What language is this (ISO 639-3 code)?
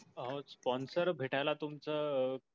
mar